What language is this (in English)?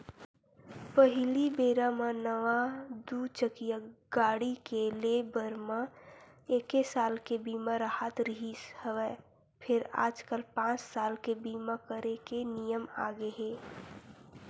Chhattisgarhi